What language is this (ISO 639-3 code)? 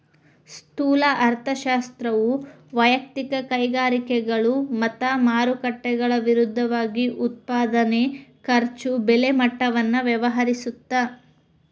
kan